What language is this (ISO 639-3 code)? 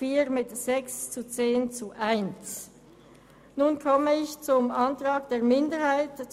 gsw